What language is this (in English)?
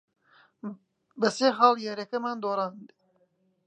Central Kurdish